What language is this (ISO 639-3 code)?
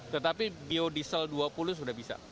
ind